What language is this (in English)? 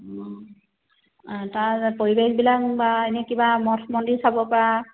Assamese